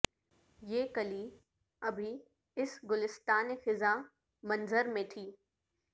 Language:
Urdu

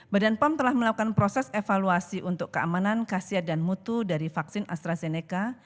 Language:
Indonesian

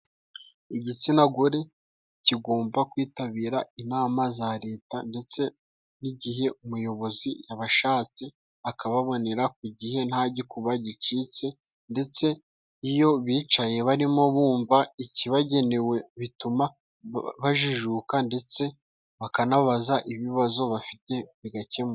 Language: Kinyarwanda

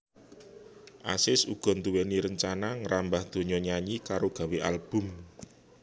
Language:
Javanese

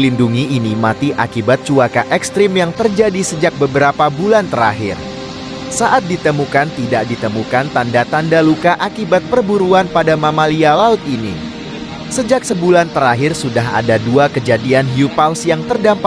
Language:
Indonesian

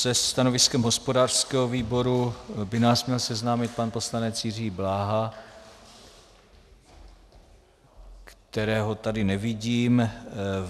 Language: Czech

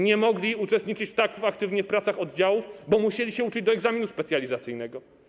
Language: Polish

